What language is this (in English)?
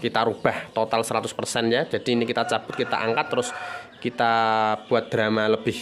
Indonesian